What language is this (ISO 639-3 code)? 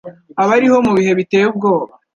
kin